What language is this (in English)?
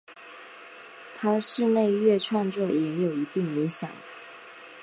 Chinese